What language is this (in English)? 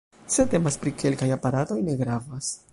Esperanto